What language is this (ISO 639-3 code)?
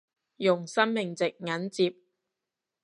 yue